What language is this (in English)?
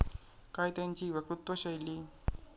Marathi